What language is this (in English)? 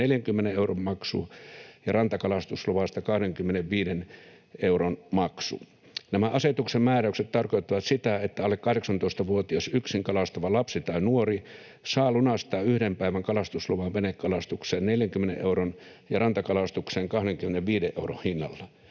Finnish